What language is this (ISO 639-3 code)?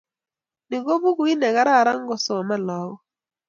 kln